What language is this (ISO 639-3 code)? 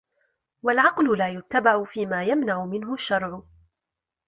ara